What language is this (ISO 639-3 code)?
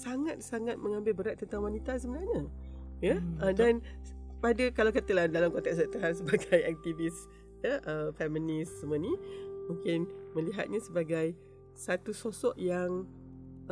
msa